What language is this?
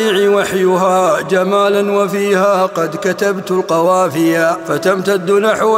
Arabic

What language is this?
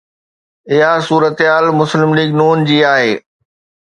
Sindhi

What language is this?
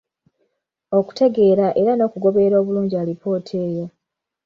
Ganda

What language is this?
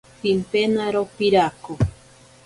Ashéninka Perené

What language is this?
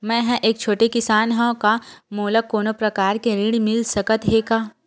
Chhattisgarhi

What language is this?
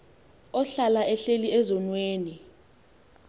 Xhosa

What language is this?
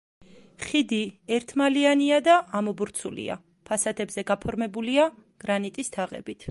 Georgian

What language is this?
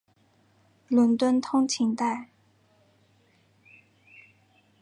Chinese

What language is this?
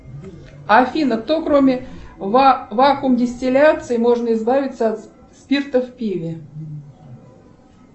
Russian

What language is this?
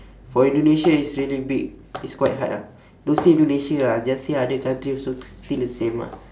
English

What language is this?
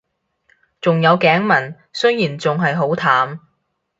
Cantonese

